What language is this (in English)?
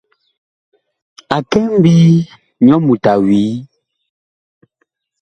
Bakoko